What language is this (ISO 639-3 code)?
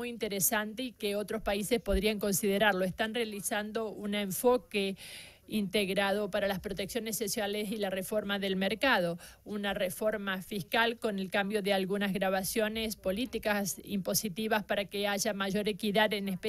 spa